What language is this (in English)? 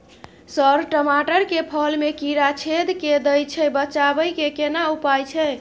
Maithili